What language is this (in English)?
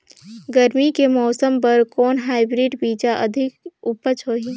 Chhattisgarhi